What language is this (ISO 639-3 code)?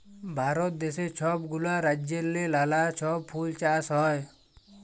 ben